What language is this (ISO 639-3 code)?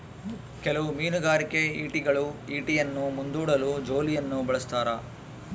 kan